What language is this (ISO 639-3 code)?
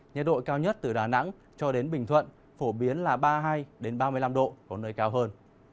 vie